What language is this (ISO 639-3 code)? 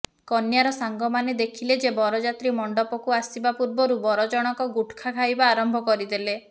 ori